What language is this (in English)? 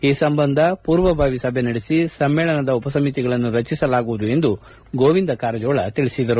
Kannada